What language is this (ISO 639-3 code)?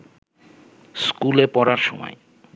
ben